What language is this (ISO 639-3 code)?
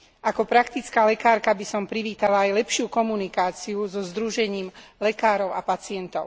slk